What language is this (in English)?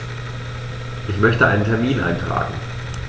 German